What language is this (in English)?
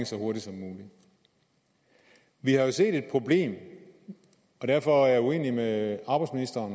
Danish